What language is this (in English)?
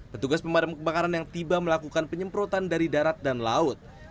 Indonesian